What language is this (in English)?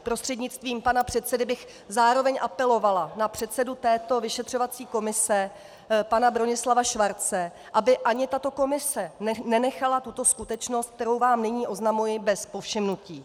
Czech